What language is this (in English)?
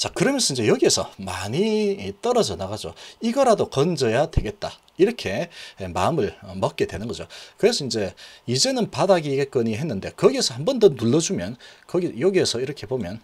Korean